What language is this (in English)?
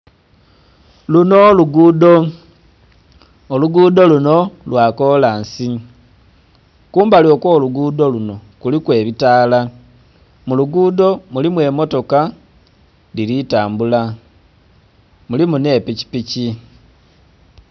Soga